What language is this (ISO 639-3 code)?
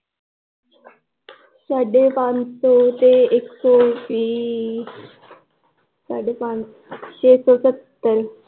pan